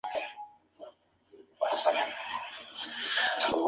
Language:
Spanish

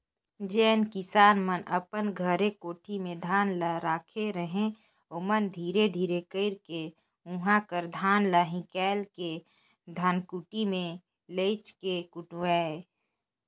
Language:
Chhattisgarhi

